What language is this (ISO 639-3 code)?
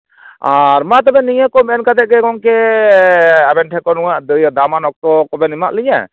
sat